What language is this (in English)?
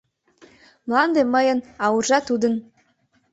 Mari